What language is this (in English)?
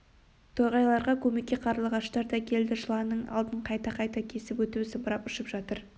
Kazakh